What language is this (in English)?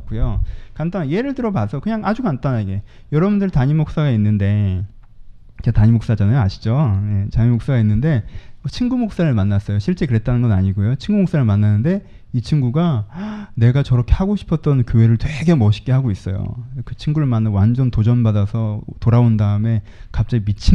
Korean